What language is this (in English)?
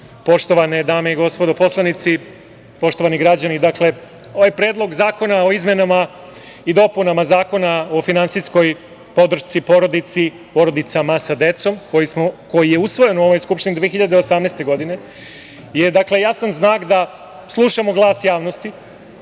Serbian